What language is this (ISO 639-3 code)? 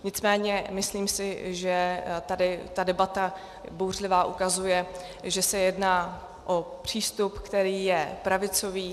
ces